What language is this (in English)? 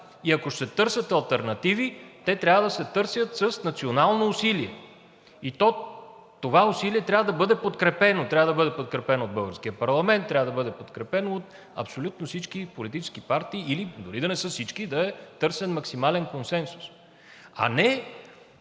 Bulgarian